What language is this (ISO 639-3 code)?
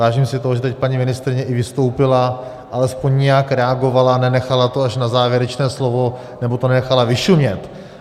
ces